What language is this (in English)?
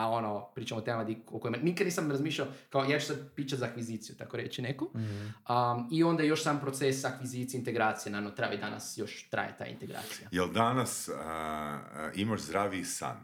Croatian